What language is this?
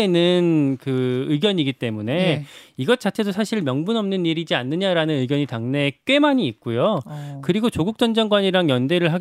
Korean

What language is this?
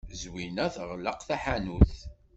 Kabyle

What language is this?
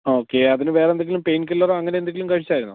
Malayalam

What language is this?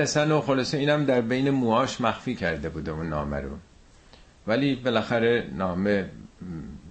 Persian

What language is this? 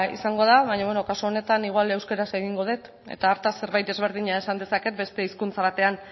Basque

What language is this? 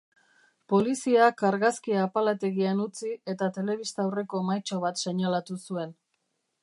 Basque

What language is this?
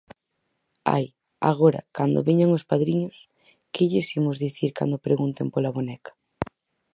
Galician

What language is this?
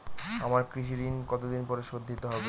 Bangla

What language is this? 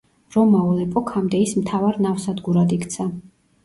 Georgian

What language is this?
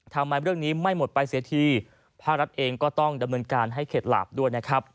Thai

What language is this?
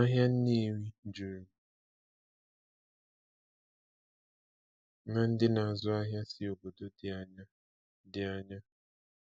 Igbo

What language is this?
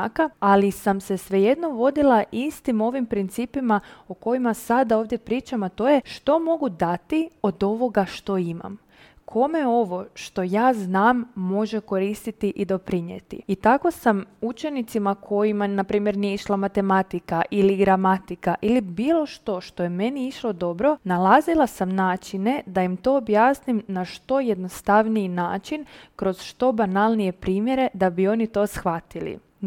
Croatian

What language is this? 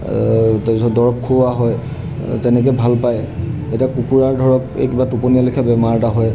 Assamese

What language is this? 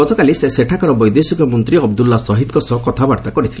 Odia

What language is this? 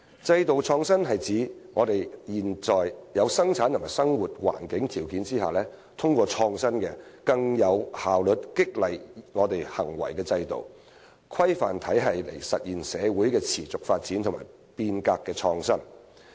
Cantonese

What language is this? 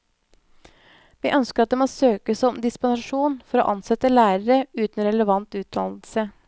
Norwegian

